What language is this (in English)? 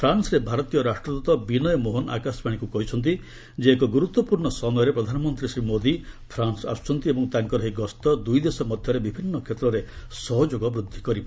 Odia